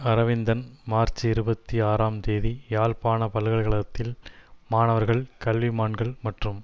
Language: Tamil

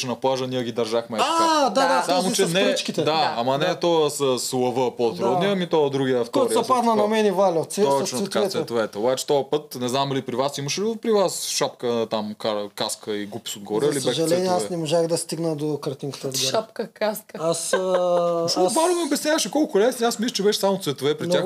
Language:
Bulgarian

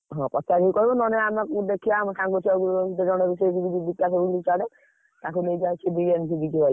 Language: Odia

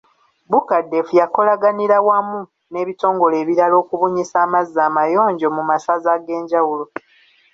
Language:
Ganda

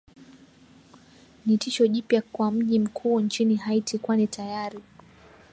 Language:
Swahili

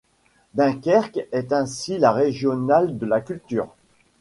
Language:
French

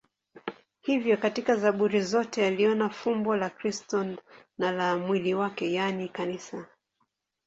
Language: Swahili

